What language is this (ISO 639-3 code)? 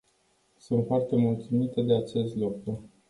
ron